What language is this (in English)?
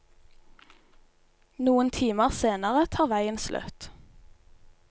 Norwegian